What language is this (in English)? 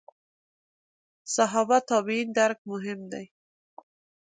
Pashto